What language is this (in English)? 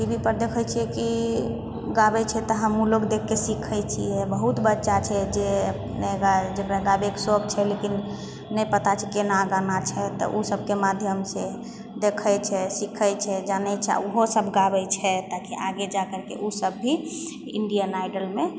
Maithili